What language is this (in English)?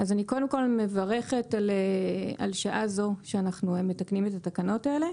Hebrew